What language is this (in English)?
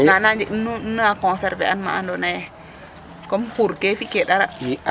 Serer